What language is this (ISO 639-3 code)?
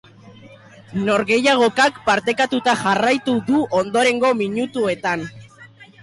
eus